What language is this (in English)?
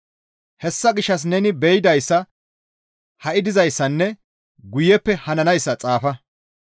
Gamo